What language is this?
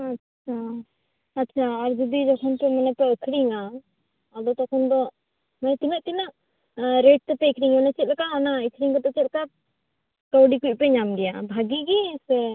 Santali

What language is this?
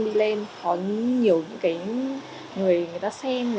Vietnamese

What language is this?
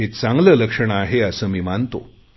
Marathi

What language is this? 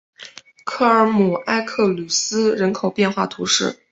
Chinese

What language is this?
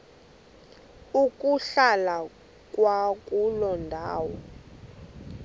Xhosa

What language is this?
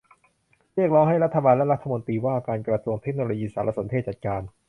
Thai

